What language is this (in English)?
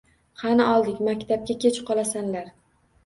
Uzbek